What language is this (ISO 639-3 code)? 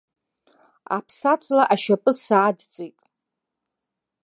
abk